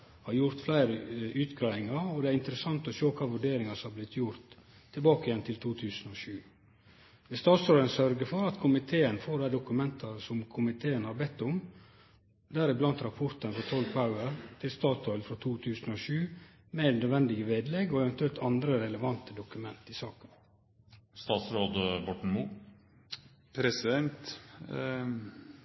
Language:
Norwegian Nynorsk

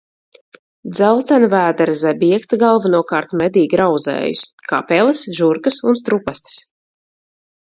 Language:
Latvian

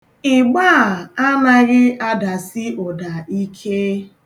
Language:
Igbo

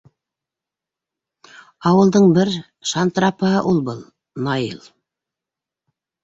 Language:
Bashkir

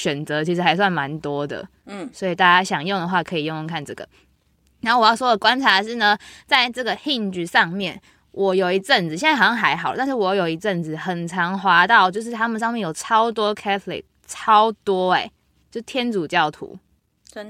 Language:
Chinese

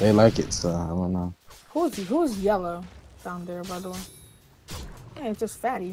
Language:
English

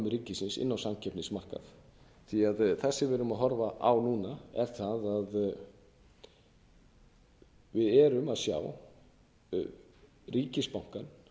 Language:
Icelandic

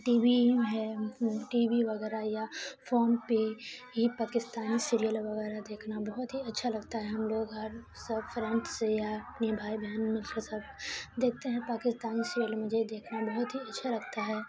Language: Urdu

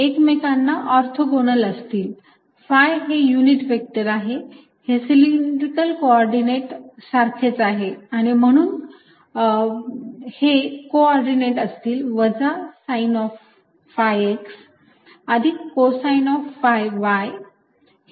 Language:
Marathi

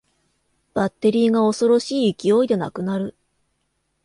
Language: Japanese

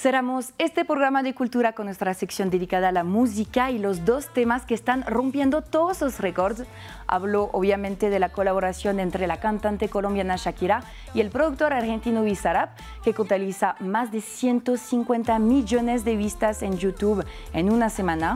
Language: Spanish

